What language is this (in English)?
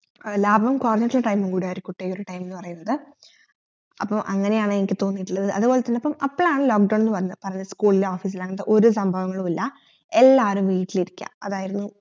Malayalam